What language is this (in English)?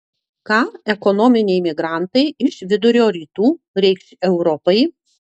Lithuanian